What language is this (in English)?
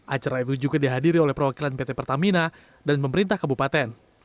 Indonesian